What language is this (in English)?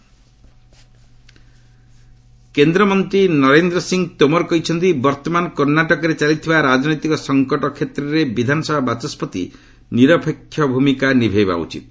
Odia